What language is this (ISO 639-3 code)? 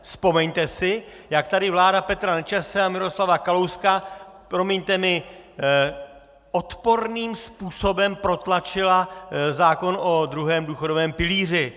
ces